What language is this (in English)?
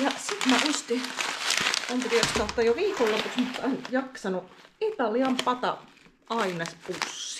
Finnish